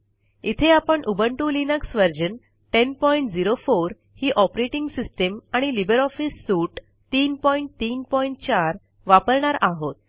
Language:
Marathi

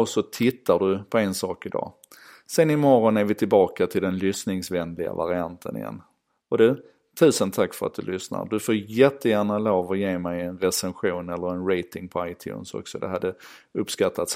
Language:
Swedish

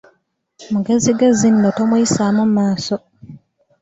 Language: Ganda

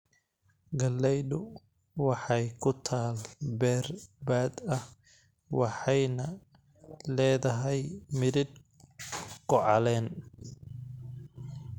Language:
Somali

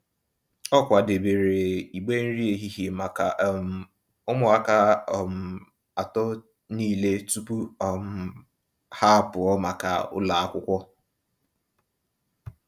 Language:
Igbo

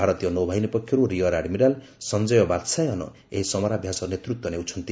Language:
Odia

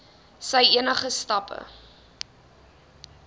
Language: Afrikaans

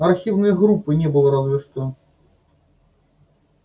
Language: Russian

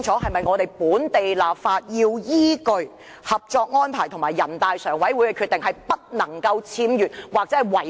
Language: Cantonese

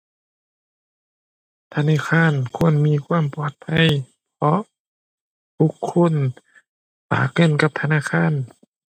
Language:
Thai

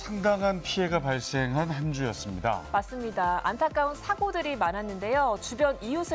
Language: Korean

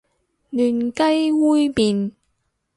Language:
Cantonese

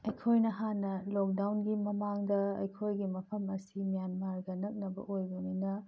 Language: Manipuri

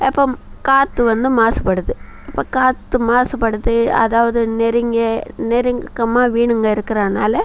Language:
Tamil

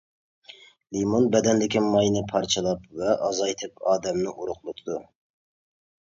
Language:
Uyghur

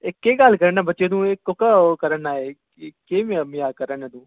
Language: Dogri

